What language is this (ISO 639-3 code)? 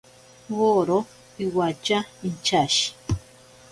prq